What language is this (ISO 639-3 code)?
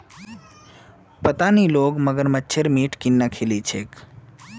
mag